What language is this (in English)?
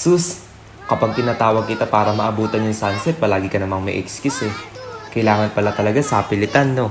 Filipino